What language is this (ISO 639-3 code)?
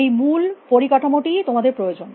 ben